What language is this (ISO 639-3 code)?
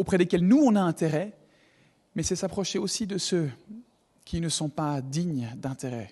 fra